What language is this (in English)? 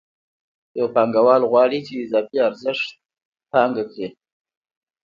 Pashto